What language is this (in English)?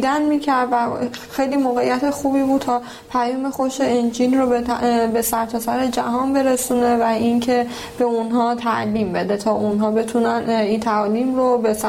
Persian